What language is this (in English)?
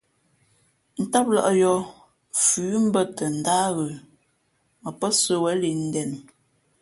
Fe'fe'